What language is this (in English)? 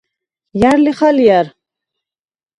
Svan